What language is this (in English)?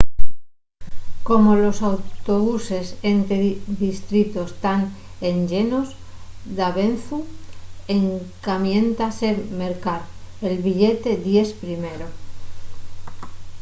Asturian